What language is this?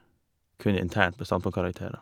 Norwegian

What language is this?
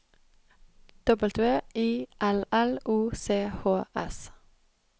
Norwegian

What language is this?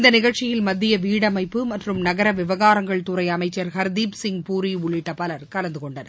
Tamil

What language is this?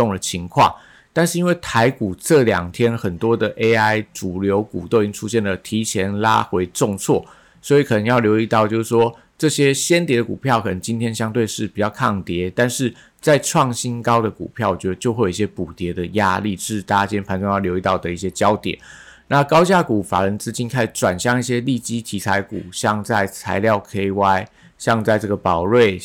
Chinese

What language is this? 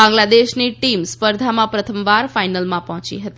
Gujarati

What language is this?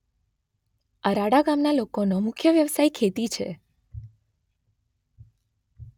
Gujarati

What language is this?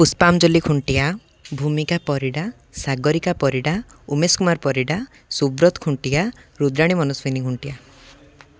Odia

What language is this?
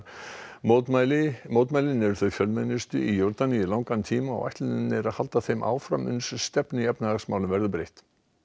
Icelandic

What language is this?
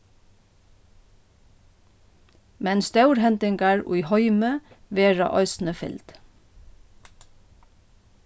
Faroese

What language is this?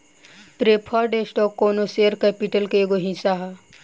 Bhojpuri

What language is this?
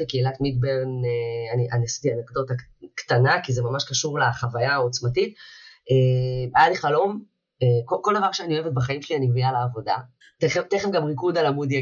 Hebrew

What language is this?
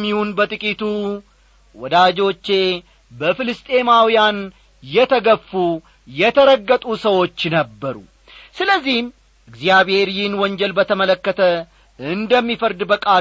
Amharic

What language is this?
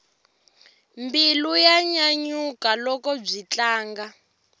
Tsonga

